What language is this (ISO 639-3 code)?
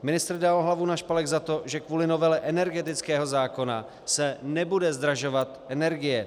ces